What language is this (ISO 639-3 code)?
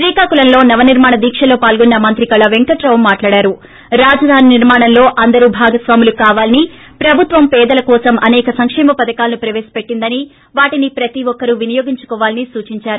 tel